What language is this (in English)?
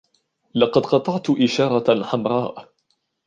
Arabic